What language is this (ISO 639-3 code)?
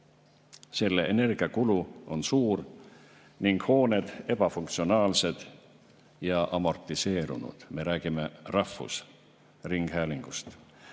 est